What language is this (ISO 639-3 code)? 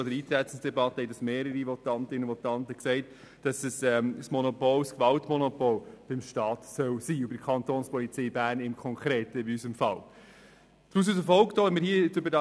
gsw